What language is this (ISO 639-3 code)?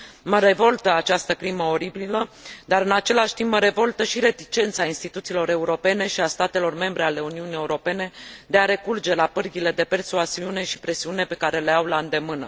ron